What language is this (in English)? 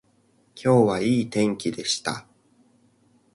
Japanese